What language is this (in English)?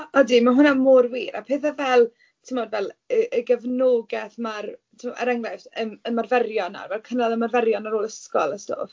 Welsh